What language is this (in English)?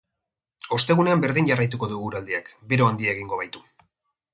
Basque